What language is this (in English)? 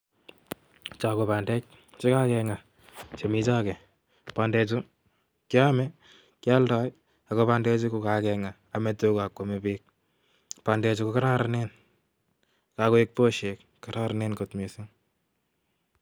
Kalenjin